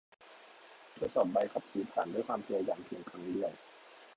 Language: Thai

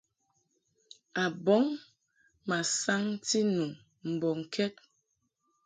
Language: Mungaka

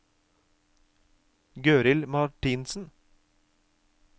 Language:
Norwegian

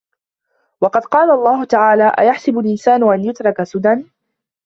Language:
Arabic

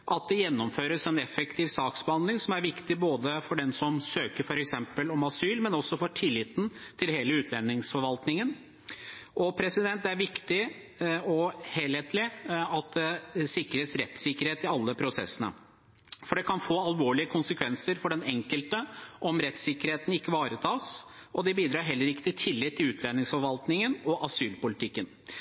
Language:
Norwegian Bokmål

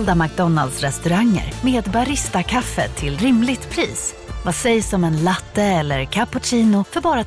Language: Swedish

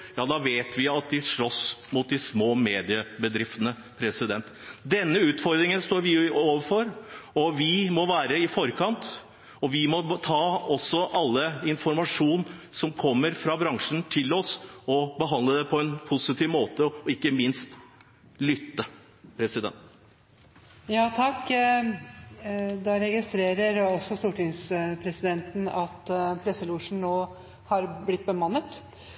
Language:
Norwegian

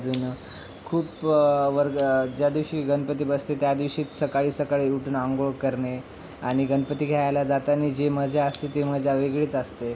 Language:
Marathi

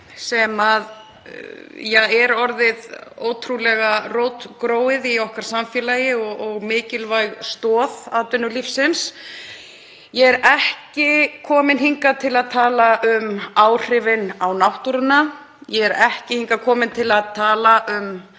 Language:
Icelandic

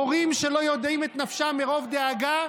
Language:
Hebrew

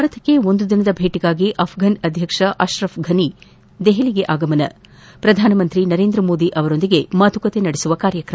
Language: Kannada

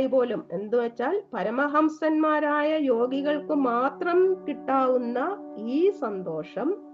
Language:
Malayalam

